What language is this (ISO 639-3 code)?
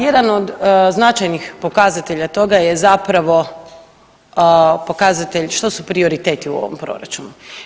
hrv